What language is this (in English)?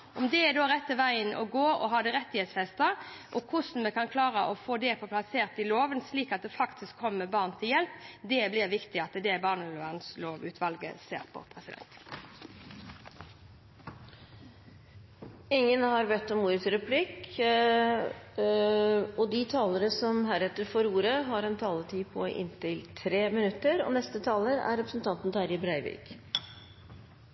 Norwegian